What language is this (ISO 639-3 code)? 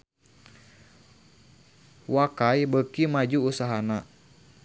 sun